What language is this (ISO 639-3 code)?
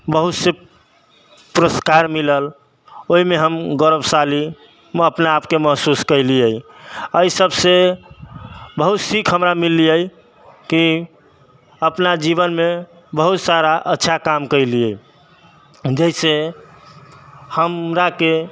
mai